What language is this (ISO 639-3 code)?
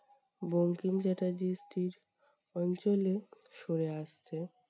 ben